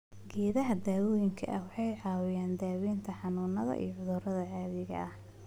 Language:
Somali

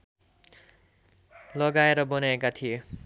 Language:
Nepali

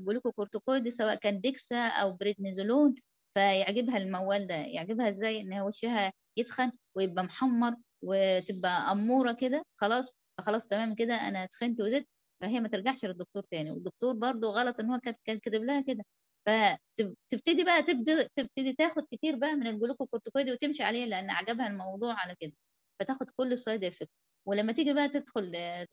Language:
Arabic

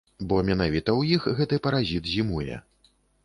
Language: Belarusian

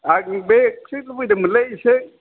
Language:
Bodo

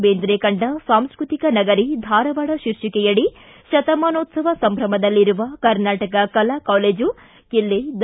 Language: Kannada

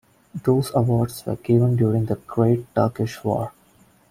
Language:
English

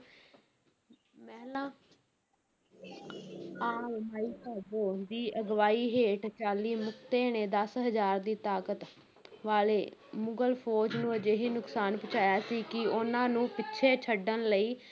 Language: Punjabi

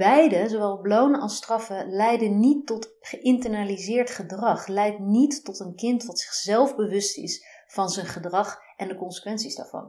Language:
Dutch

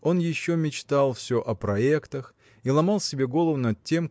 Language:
Russian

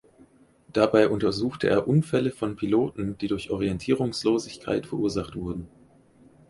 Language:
German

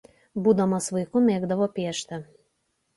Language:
Lithuanian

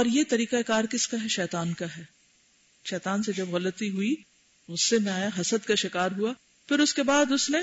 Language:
Urdu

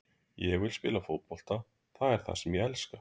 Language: Icelandic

